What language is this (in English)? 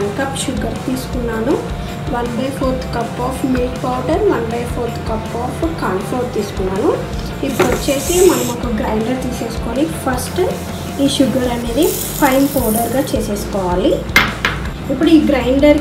Hindi